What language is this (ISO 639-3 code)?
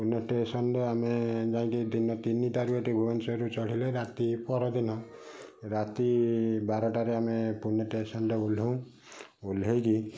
ori